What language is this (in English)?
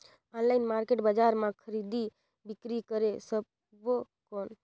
Chhattisgarhi